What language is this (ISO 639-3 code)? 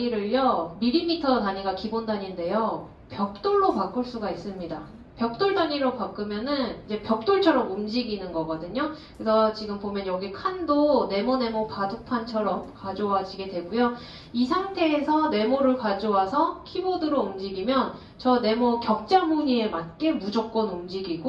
kor